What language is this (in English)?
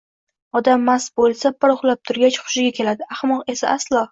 Uzbek